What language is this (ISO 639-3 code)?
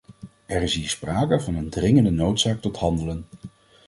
nld